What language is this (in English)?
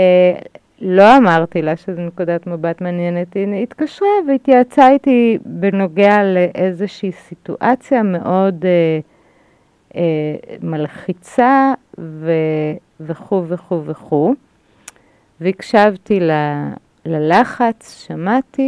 Hebrew